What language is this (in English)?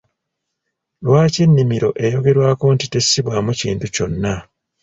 Ganda